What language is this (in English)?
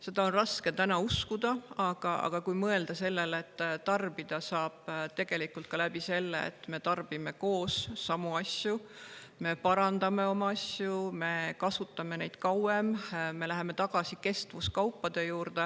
Estonian